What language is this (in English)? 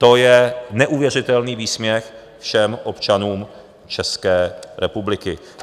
Czech